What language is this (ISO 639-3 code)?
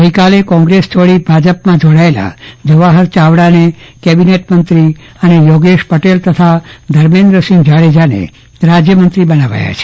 guj